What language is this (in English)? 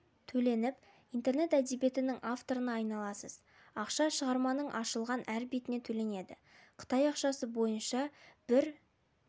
Kazakh